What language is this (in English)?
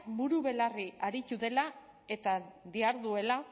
Basque